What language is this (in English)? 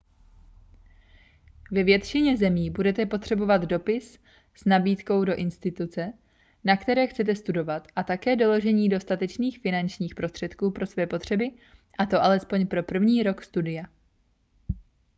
Czech